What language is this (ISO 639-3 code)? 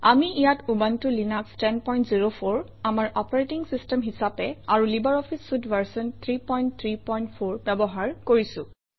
asm